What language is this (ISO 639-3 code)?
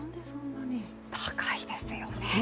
jpn